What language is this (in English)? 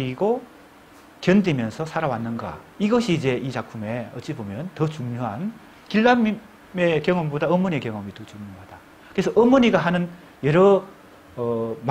Korean